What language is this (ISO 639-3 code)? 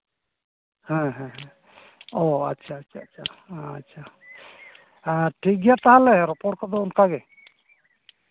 sat